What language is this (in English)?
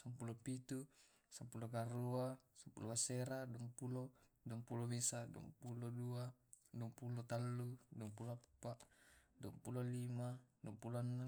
Tae'